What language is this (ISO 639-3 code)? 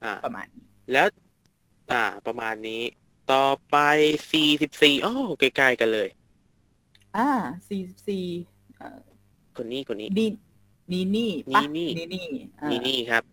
tha